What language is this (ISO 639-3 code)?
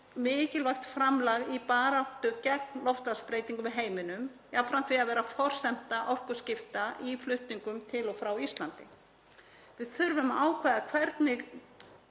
isl